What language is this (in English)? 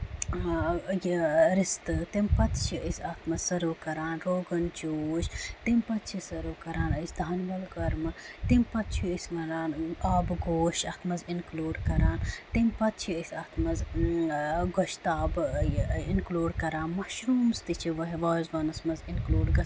Kashmiri